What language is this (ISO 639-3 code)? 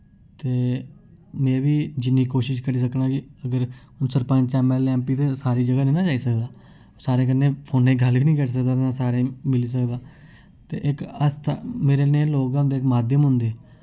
doi